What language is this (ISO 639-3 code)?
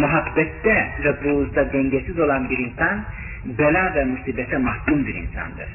tur